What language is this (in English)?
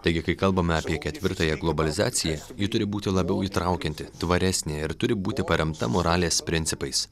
Lithuanian